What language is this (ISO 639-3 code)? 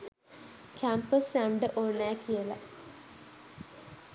sin